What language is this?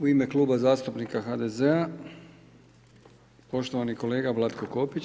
Croatian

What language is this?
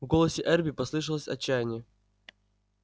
Russian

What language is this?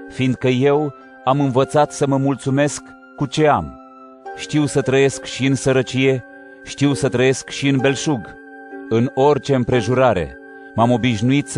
Romanian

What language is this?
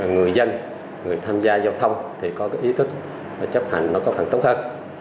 Vietnamese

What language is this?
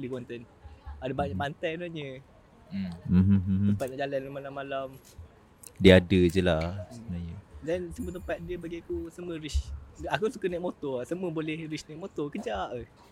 Malay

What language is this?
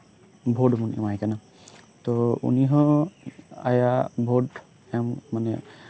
Santali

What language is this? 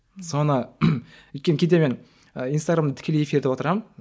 Kazakh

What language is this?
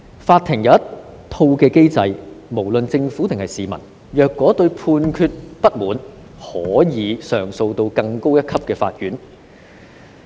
Cantonese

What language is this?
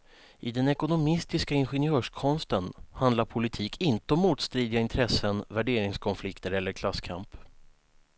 Swedish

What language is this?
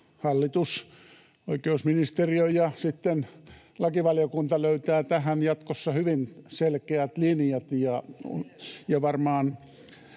Finnish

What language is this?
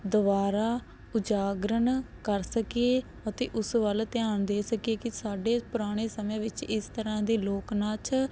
Punjabi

